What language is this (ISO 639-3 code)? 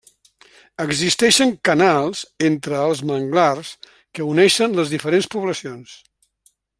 cat